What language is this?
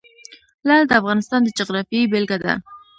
Pashto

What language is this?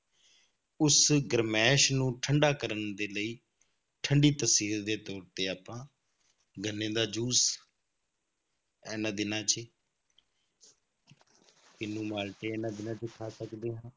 Punjabi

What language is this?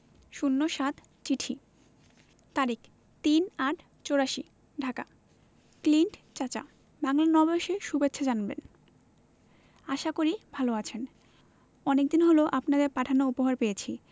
Bangla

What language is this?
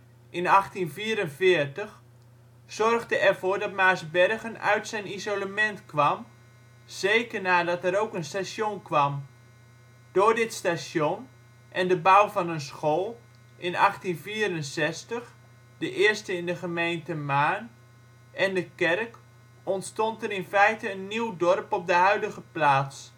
Dutch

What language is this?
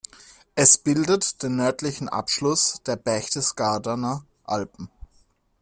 German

